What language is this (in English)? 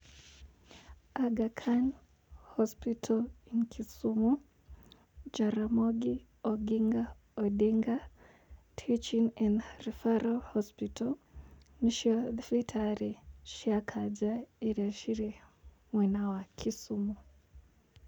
Kikuyu